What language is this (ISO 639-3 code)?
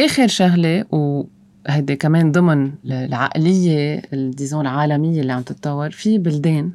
ara